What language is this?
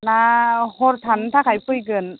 Bodo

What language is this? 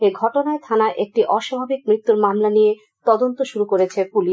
Bangla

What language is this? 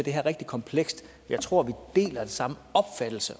Danish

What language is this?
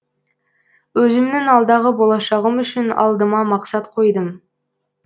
Kazakh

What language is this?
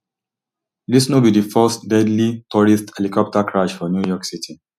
Nigerian Pidgin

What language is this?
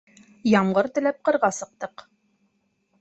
Bashkir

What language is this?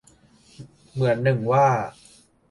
Thai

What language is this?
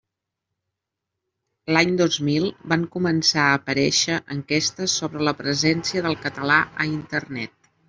Catalan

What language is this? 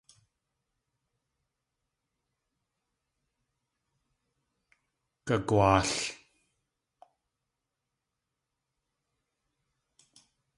Tlingit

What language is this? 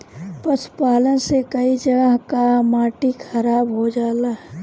Bhojpuri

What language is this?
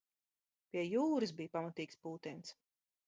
Latvian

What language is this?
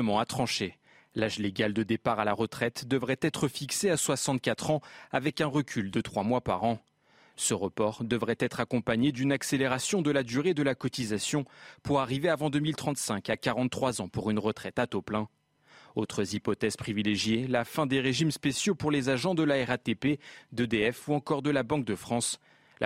French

